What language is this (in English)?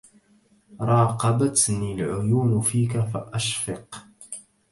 Arabic